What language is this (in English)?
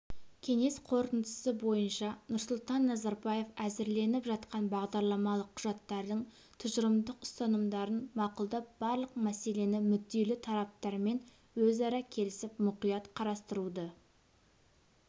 Kazakh